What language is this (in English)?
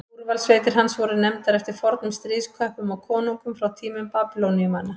Icelandic